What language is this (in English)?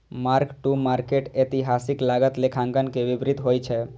Maithili